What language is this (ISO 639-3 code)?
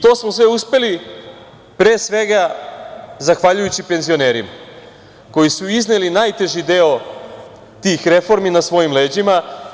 srp